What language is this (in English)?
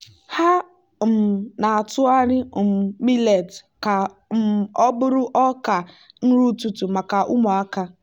Igbo